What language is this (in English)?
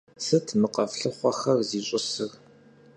Kabardian